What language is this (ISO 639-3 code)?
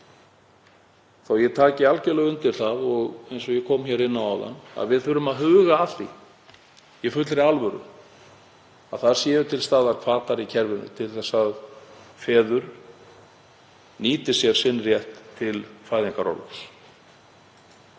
isl